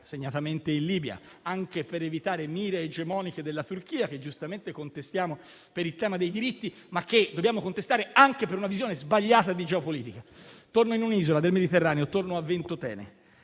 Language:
Italian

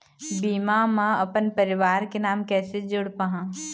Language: Chhattisgarhi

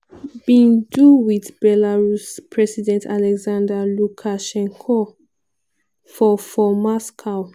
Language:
Nigerian Pidgin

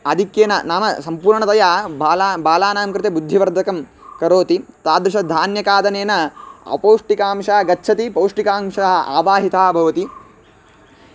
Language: Sanskrit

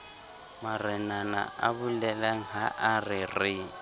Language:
Southern Sotho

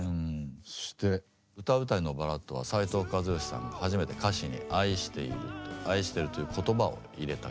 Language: Japanese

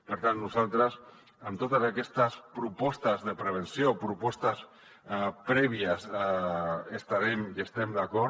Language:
Catalan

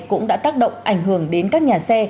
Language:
Vietnamese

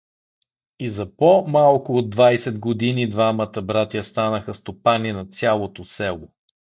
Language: Bulgarian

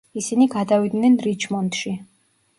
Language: Georgian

